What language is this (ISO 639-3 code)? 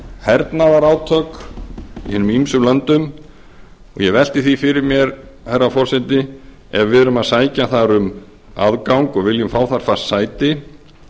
isl